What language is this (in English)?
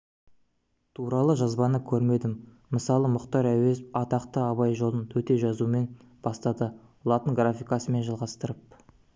Kazakh